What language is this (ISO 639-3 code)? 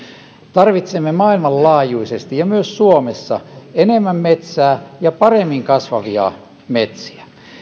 fin